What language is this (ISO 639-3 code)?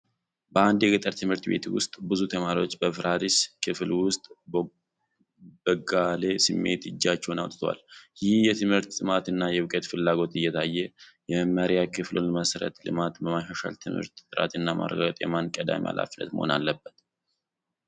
amh